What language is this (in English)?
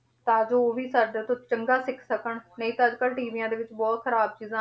Punjabi